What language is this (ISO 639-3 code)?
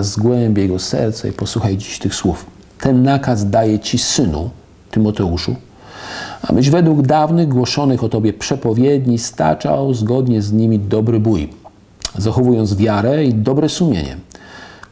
pol